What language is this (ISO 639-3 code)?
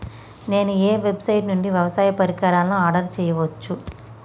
tel